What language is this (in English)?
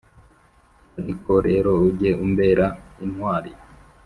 Kinyarwanda